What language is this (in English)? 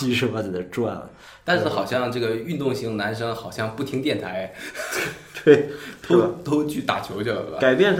Chinese